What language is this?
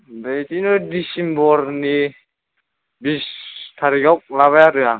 Bodo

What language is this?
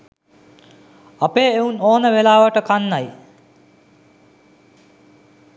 Sinhala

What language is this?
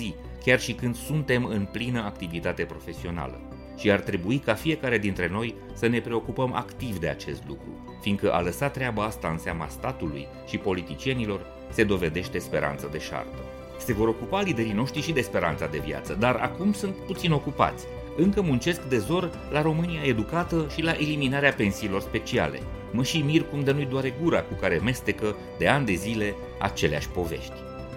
Romanian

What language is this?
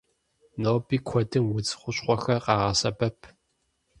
Kabardian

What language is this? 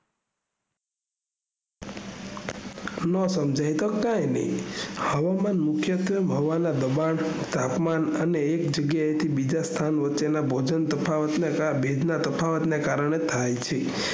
Gujarati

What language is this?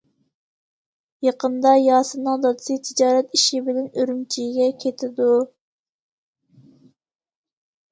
Uyghur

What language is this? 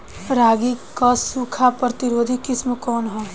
Bhojpuri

